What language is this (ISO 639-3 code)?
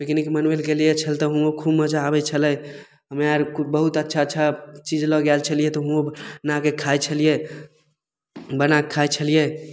mai